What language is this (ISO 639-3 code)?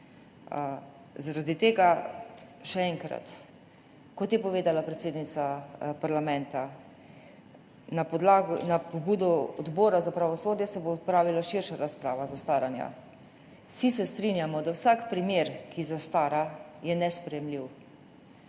slv